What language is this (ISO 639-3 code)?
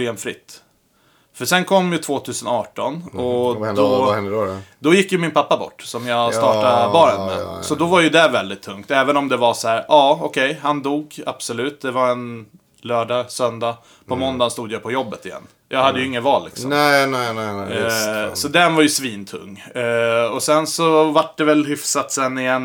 swe